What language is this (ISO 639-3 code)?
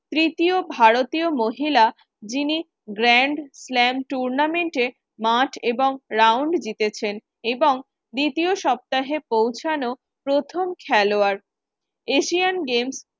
ben